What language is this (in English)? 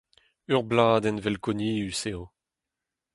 Breton